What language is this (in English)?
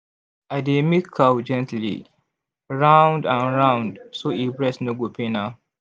Nigerian Pidgin